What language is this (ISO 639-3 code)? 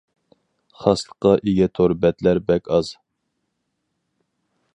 uig